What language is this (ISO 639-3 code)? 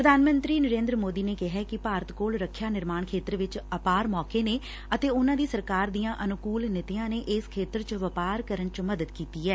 pan